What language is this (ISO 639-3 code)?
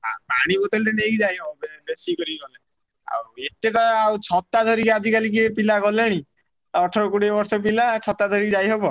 ori